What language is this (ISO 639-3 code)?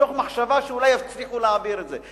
heb